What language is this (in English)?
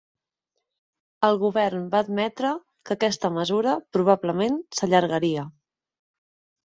Catalan